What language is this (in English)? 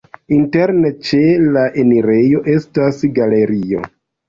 Esperanto